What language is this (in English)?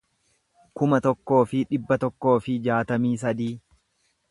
Oromo